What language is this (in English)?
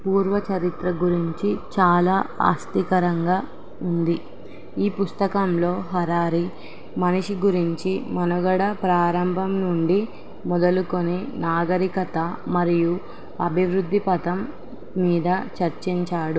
Telugu